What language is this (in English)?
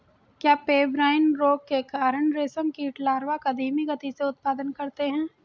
Hindi